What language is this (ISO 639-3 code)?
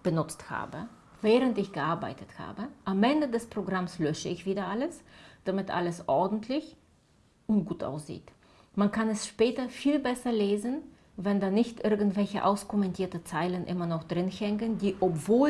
deu